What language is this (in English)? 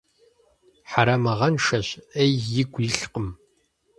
Kabardian